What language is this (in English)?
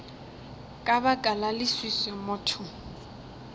Northern Sotho